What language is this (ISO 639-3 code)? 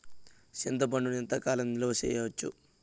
tel